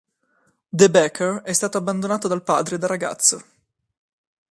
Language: Italian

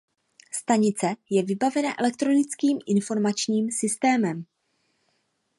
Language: Czech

